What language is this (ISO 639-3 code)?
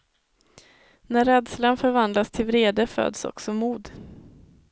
swe